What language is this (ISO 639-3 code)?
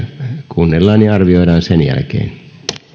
fin